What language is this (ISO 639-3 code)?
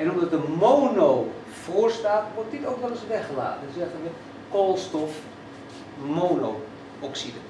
nld